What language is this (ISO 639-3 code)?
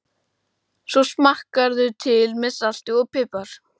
isl